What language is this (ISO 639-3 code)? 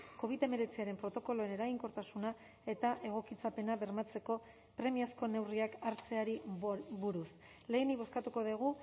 eus